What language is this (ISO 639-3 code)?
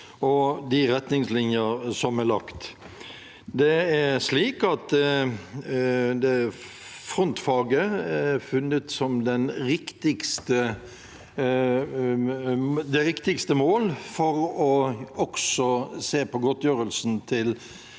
nor